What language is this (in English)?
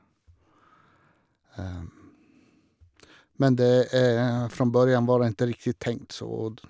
Norwegian